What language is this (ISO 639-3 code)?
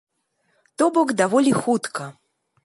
bel